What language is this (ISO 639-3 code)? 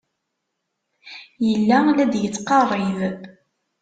kab